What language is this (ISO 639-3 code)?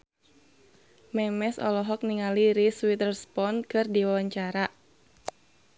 sun